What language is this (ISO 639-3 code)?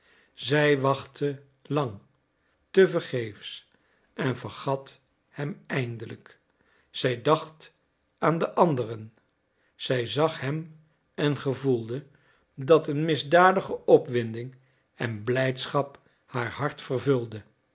nld